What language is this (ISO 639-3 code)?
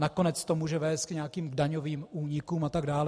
ces